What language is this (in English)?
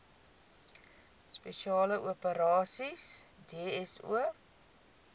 Afrikaans